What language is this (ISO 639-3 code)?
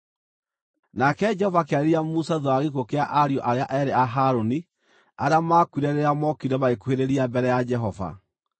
kik